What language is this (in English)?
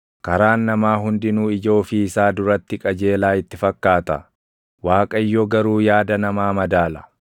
Oromo